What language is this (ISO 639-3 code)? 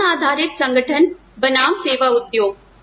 hin